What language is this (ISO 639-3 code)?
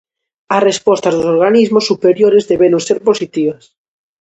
glg